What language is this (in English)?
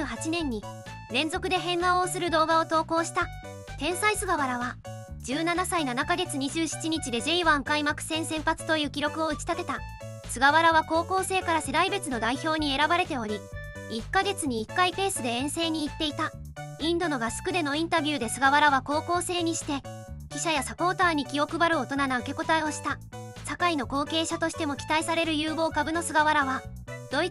Japanese